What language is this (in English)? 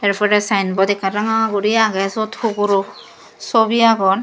Chakma